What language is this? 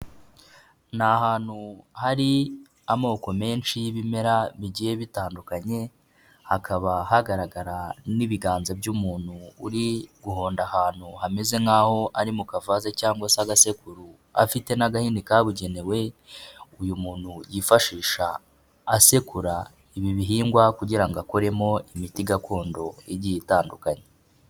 Kinyarwanda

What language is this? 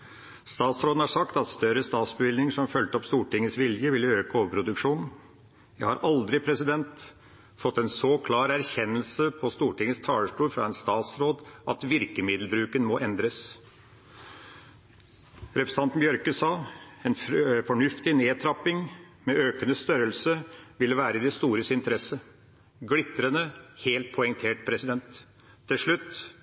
Norwegian Bokmål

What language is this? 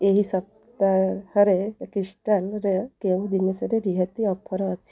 Odia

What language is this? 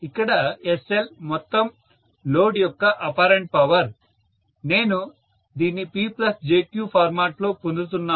Telugu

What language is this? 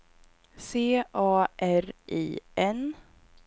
Swedish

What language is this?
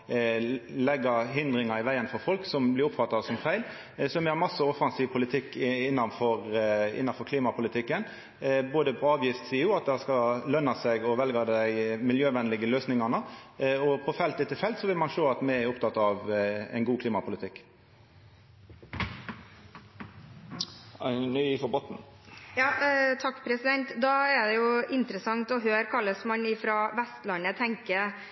Norwegian Nynorsk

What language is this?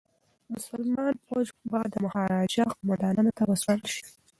Pashto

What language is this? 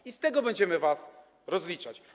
Polish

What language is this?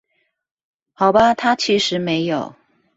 Chinese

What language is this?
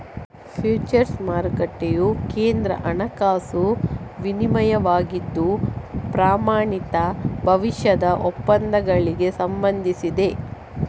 Kannada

